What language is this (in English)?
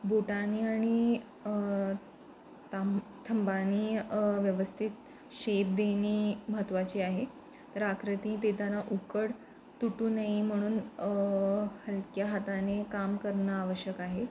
Marathi